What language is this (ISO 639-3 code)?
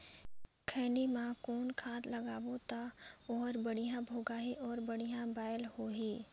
hne